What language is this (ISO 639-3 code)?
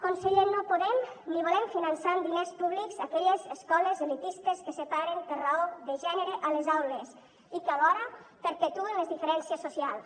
cat